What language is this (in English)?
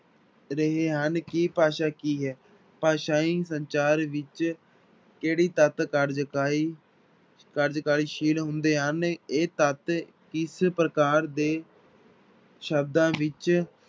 Punjabi